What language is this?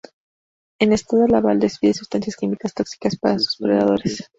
Spanish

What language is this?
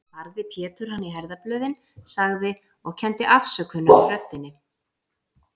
Icelandic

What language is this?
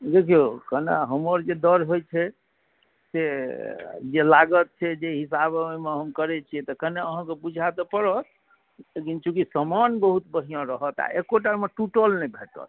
Maithili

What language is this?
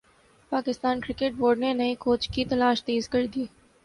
Urdu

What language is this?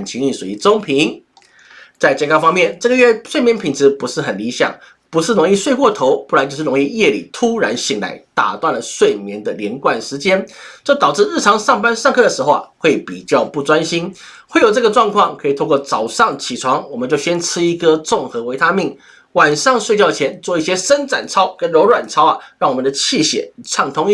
Chinese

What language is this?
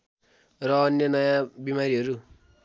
Nepali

